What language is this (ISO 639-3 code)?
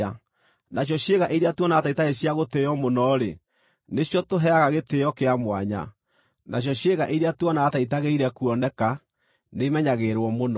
kik